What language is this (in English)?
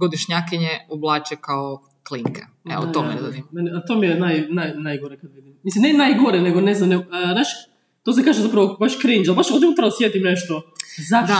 Croatian